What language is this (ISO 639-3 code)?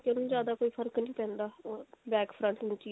pan